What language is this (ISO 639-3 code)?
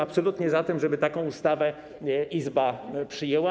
pol